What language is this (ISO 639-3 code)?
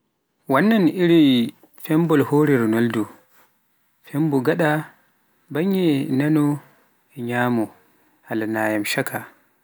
fuf